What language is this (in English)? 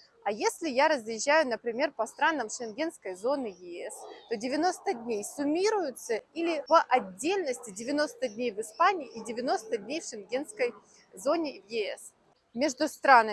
Russian